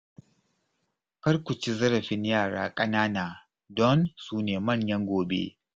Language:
Hausa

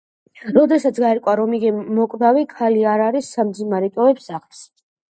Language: Georgian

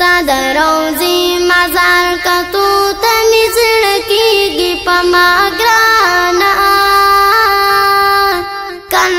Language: Arabic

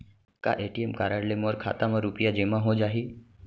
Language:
Chhattisgarhi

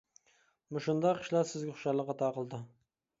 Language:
Uyghur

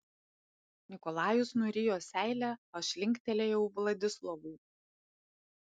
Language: Lithuanian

